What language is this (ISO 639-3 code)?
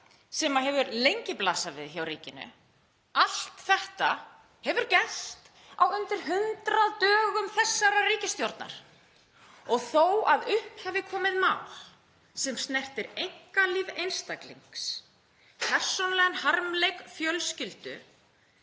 isl